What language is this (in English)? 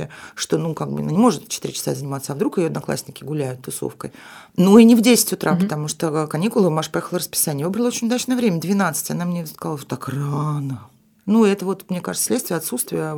Russian